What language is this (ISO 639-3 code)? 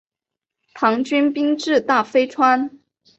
zho